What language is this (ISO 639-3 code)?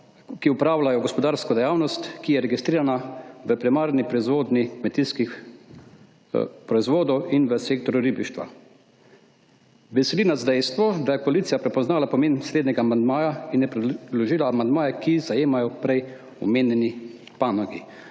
slv